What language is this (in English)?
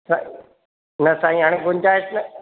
Sindhi